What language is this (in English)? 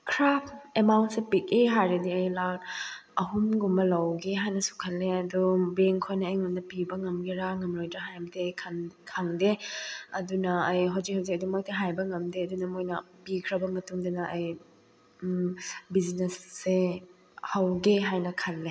Manipuri